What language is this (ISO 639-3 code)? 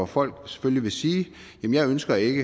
dan